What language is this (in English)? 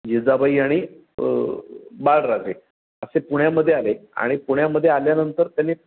Marathi